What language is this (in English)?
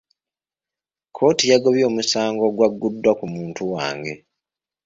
Ganda